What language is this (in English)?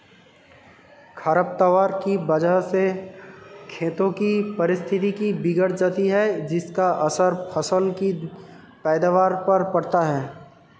Hindi